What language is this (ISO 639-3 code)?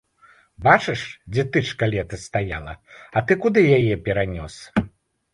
bel